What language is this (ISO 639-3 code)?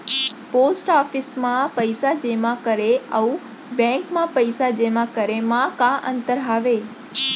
hne